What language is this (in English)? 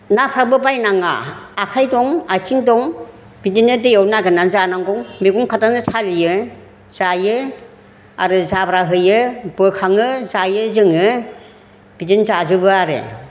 Bodo